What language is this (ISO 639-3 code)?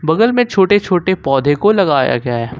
hin